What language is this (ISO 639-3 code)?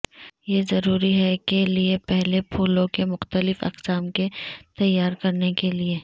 urd